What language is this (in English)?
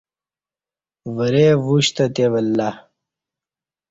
Kati